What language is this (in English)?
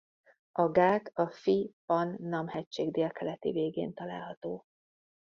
Hungarian